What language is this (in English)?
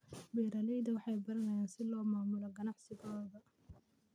Somali